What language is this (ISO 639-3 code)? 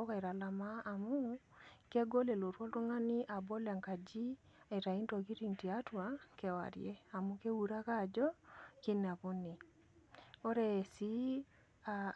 mas